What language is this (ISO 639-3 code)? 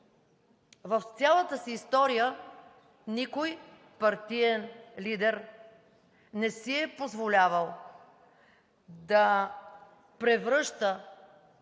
bul